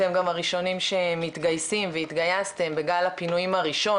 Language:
Hebrew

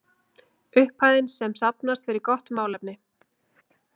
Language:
Icelandic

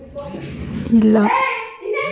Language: Kannada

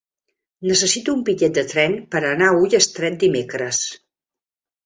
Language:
Catalan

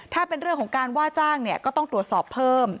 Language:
Thai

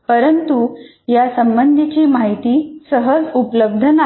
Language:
Marathi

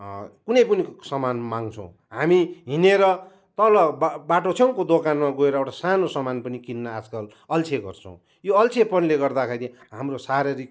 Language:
Nepali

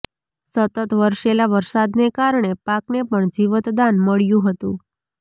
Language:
Gujarati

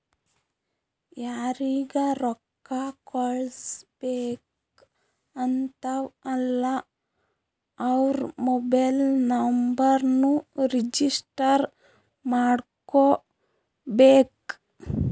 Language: Kannada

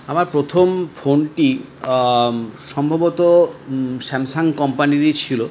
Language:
Bangla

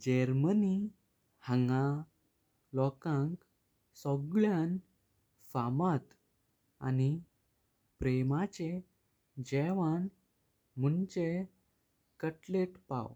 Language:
Konkani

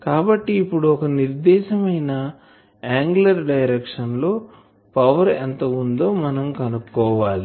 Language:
Telugu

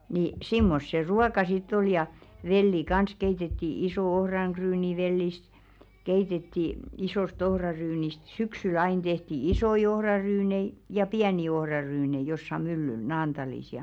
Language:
Finnish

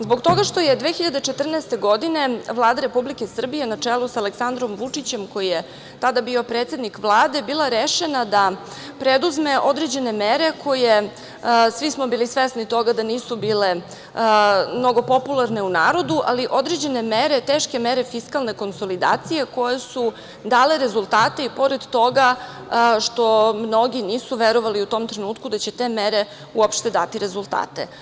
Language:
Serbian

